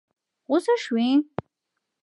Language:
Pashto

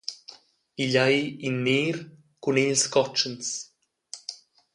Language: Romansh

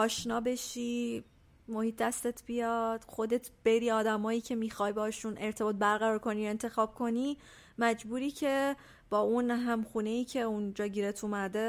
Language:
Persian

